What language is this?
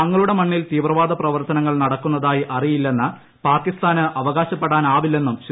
Malayalam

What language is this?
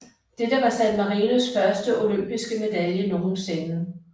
Danish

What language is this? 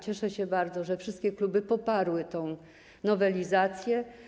Polish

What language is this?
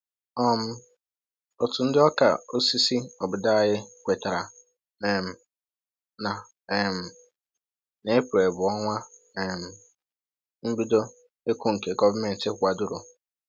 Igbo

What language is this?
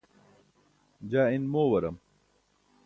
Burushaski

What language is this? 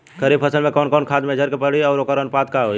Bhojpuri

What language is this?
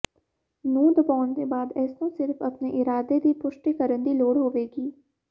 Punjabi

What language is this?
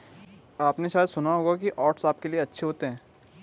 Hindi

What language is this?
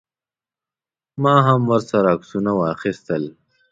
Pashto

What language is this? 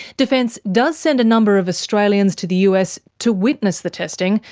English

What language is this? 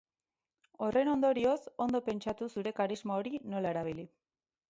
Basque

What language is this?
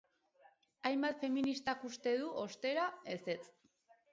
Basque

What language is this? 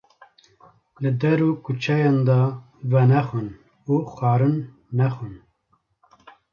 Kurdish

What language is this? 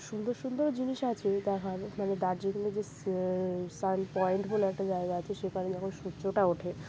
Bangla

